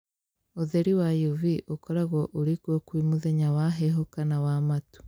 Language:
Kikuyu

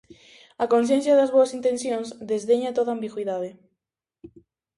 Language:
Galician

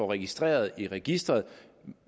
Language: Danish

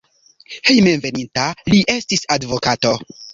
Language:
Esperanto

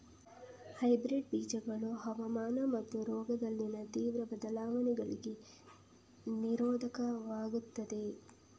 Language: Kannada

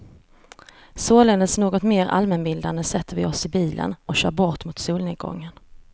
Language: Swedish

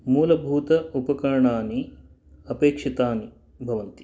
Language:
Sanskrit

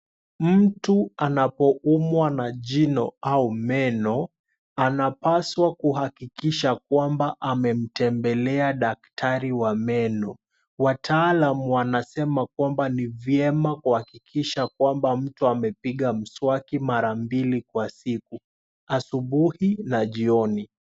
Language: Swahili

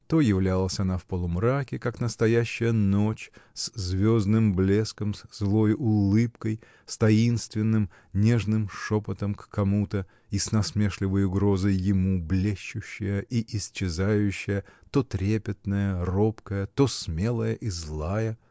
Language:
Russian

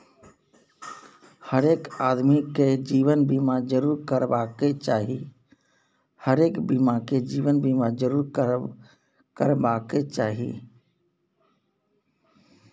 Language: Maithili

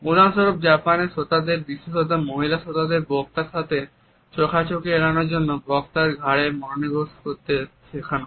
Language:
Bangla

